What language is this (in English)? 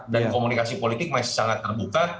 Indonesian